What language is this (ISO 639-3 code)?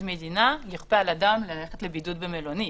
heb